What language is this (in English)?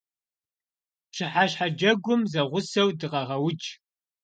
Kabardian